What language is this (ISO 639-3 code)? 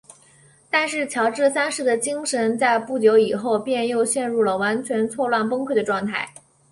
zho